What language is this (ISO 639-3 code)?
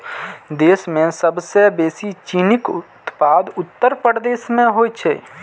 mai